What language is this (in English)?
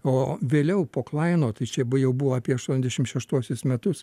Lithuanian